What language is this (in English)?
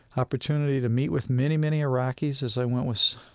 English